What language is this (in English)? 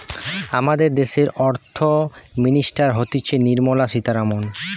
Bangla